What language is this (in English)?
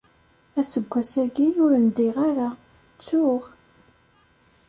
Kabyle